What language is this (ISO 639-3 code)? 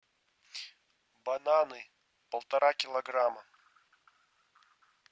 rus